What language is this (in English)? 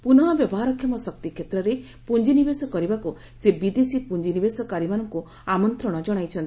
Odia